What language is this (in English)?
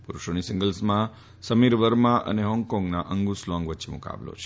Gujarati